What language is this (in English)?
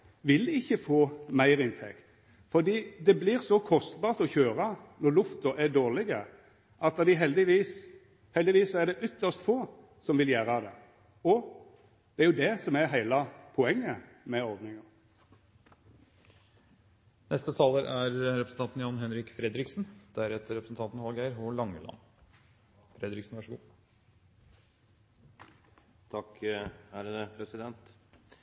Norwegian Nynorsk